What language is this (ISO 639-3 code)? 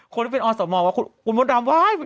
tha